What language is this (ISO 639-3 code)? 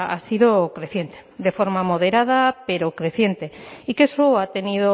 spa